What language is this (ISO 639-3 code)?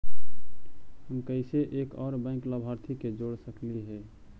mag